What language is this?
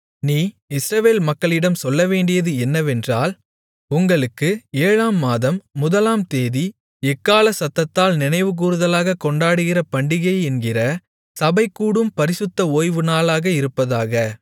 Tamil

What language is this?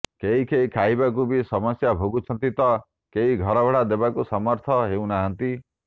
Odia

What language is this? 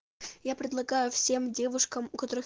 Russian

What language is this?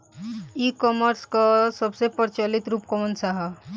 Bhojpuri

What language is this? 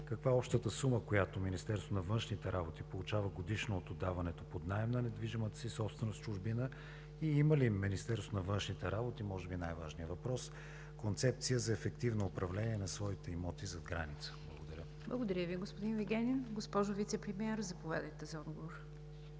Bulgarian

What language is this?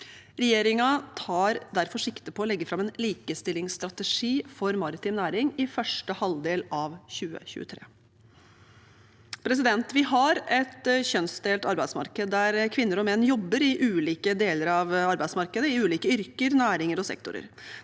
Norwegian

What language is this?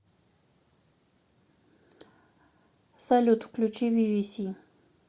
Russian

